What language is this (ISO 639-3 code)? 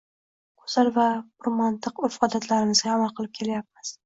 uzb